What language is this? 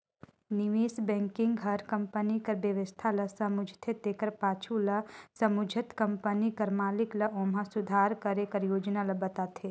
Chhattisgarhi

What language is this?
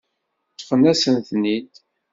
Kabyle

